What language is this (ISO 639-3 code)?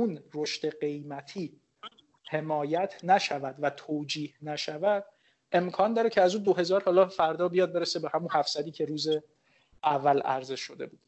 fas